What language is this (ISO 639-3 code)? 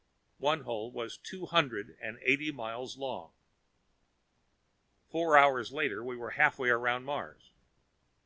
eng